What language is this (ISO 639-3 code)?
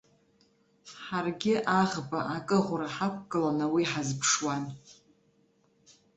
abk